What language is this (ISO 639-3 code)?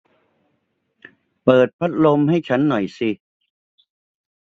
tha